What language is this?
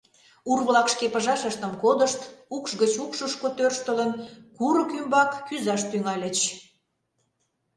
Mari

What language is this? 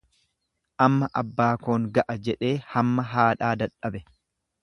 Oromo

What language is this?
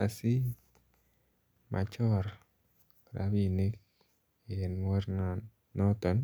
Kalenjin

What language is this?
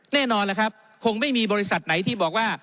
Thai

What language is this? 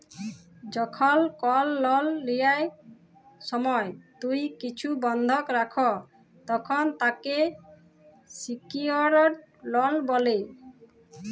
Bangla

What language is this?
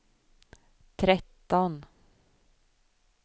Swedish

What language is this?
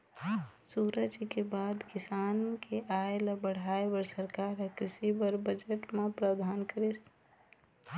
Chhattisgarhi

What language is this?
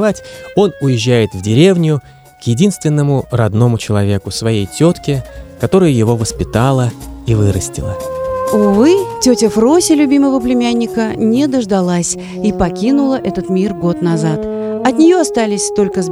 Russian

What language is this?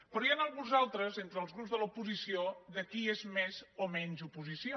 Catalan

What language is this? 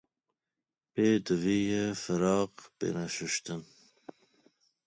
Kurdish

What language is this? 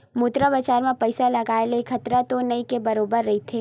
Chhattisgarhi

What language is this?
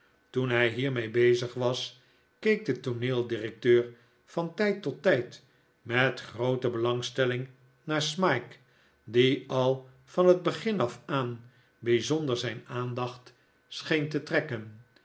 Dutch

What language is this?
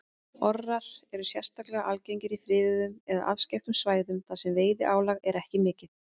Icelandic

